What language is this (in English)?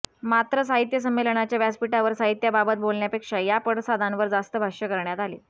Marathi